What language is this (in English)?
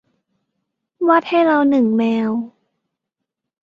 Thai